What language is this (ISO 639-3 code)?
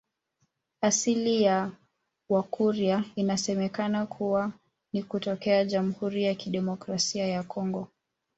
swa